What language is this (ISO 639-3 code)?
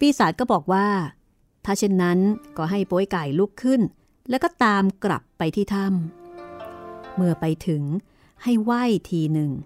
tha